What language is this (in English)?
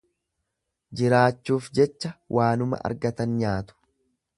Oromo